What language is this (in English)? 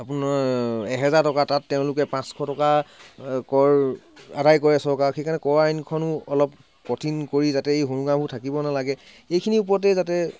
Assamese